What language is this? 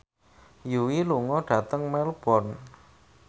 Javanese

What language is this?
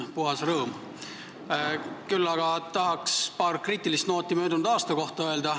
Estonian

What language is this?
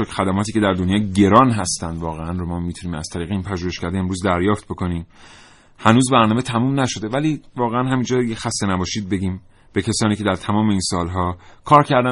Persian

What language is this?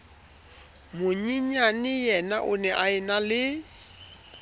Southern Sotho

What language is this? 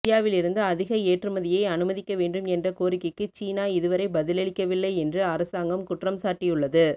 Tamil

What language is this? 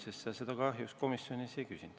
Estonian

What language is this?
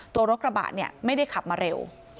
Thai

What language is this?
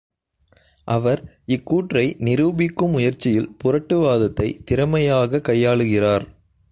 Tamil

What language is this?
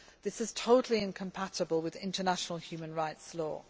English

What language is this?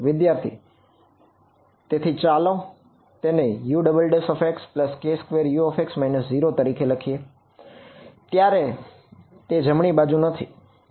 Gujarati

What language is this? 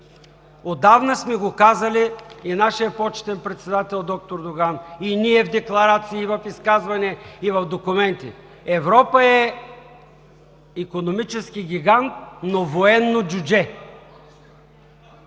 Bulgarian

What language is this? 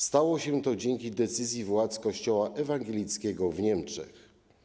Polish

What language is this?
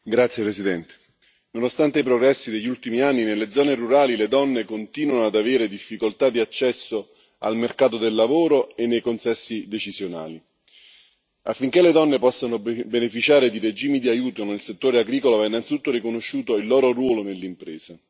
Italian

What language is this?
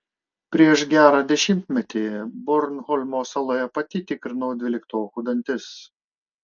Lithuanian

